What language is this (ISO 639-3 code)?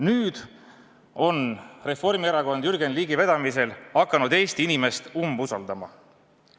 est